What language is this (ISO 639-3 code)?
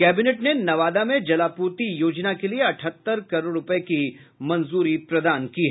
hin